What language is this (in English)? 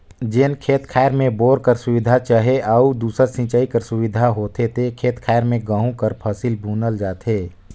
Chhattisgarhi